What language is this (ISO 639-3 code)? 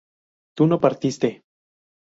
spa